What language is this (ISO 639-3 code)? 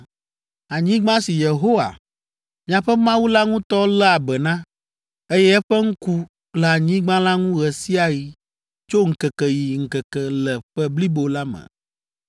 ewe